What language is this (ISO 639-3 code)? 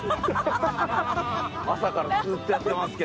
jpn